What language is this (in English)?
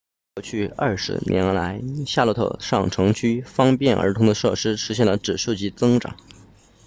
Chinese